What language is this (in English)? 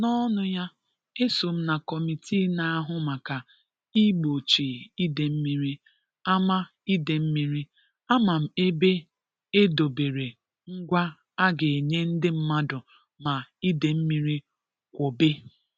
Igbo